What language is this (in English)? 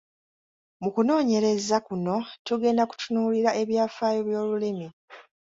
Ganda